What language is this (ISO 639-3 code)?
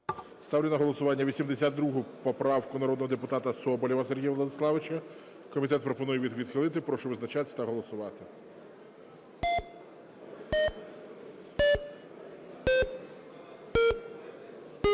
ukr